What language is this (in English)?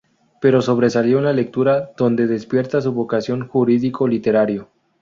Spanish